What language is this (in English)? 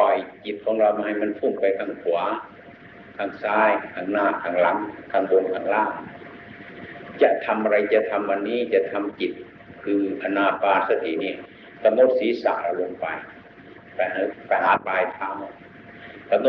Thai